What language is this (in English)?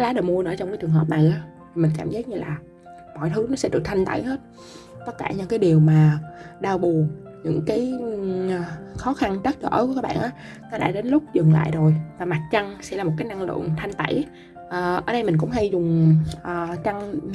Vietnamese